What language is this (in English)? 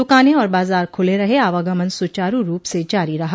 Hindi